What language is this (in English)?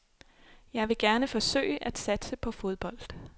Danish